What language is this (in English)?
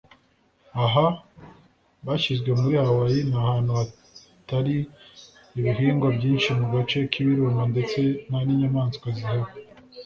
Kinyarwanda